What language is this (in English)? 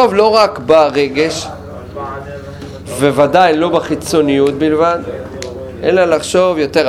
Hebrew